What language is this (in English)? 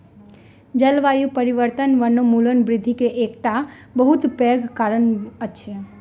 Maithili